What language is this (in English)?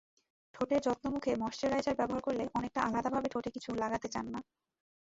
Bangla